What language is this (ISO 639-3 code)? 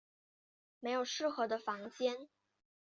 zho